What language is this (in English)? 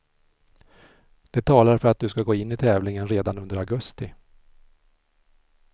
Swedish